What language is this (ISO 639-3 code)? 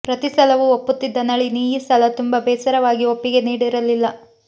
kan